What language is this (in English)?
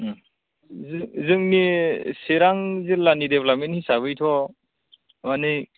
Bodo